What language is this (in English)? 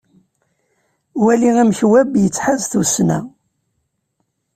Kabyle